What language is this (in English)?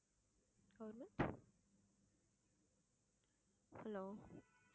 Tamil